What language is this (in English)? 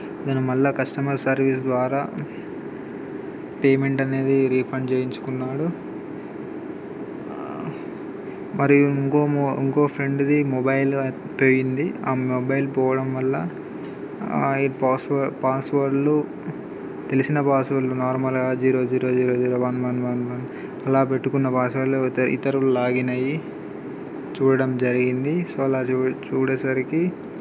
Telugu